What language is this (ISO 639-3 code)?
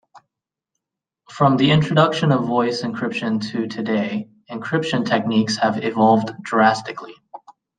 eng